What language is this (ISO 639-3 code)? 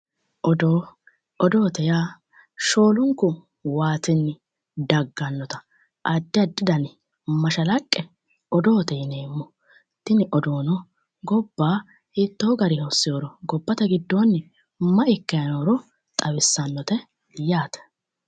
sid